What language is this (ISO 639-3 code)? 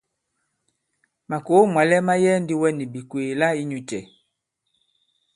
abb